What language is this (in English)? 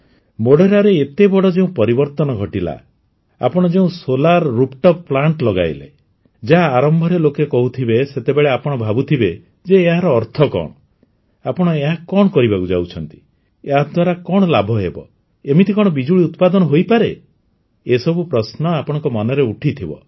Odia